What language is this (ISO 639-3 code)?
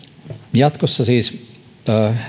fin